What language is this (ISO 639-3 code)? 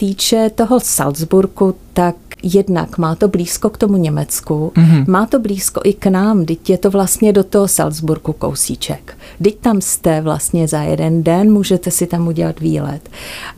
ces